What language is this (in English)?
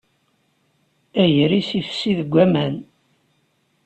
Kabyle